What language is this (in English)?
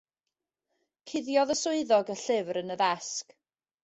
Welsh